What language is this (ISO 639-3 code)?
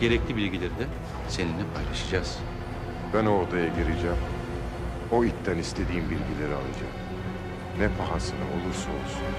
tur